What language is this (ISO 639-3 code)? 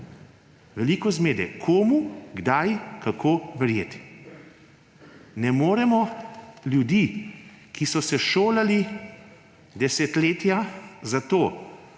slv